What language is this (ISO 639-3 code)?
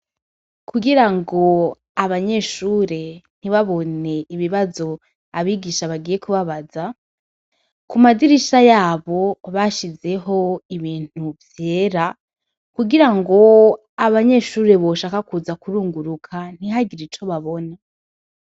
run